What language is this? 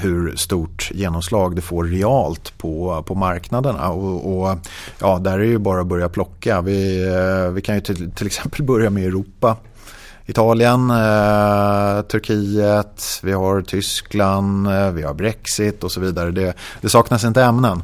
Swedish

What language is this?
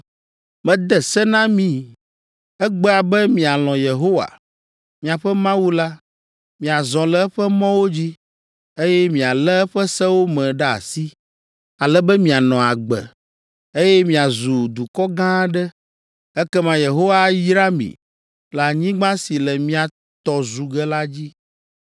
Ewe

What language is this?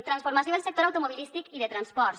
Catalan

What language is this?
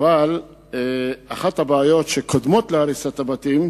Hebrew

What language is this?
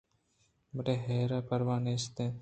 Eastern Balochi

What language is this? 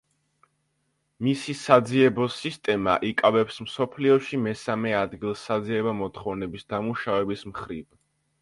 Georgian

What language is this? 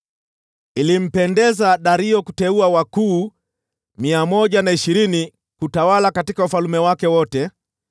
Swahili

